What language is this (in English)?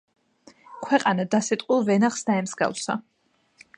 Georgian